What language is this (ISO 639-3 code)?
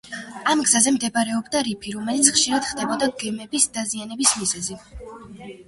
kat